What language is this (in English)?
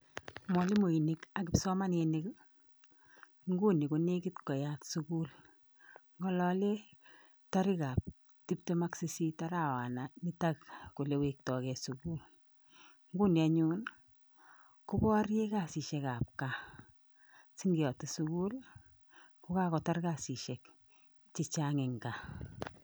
Kalenjin